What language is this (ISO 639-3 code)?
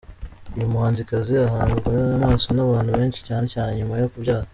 kin